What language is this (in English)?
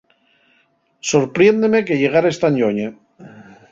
Asturian